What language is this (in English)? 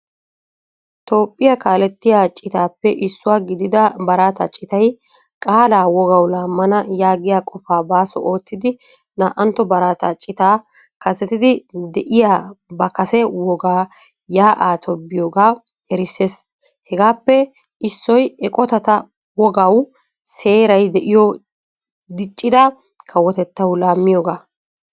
Wolaytta